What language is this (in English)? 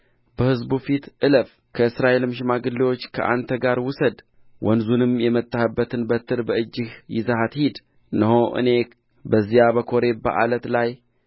Amharic